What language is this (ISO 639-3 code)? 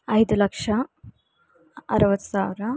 kan